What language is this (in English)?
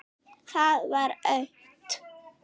Icelandic